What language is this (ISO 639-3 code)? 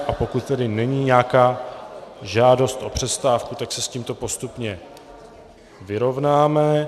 ces